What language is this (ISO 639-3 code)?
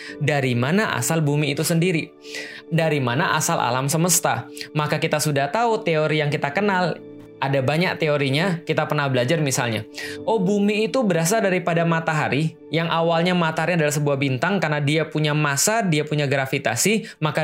ind